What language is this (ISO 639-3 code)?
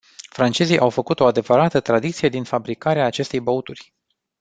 ron